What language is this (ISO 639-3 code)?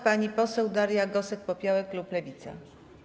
pol